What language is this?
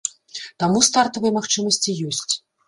Belarusian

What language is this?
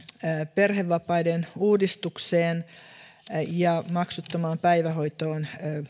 Finnish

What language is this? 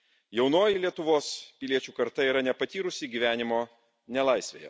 Lithuanian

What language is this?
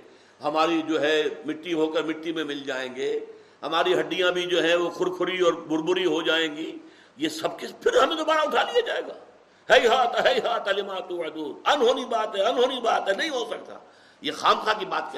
Urdu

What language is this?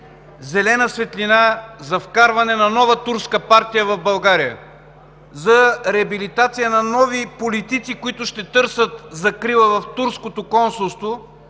Bulgarian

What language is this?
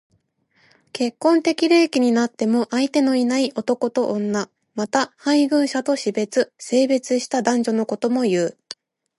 Japanese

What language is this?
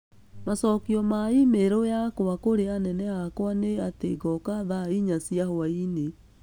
Kikuyu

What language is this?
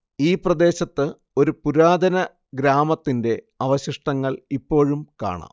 Malayalam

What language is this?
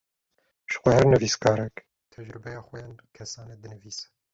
Kurdish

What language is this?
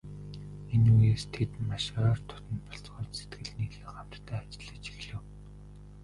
Mongolian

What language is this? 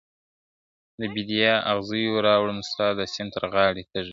Pashto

